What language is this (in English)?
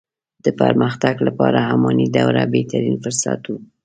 Pashto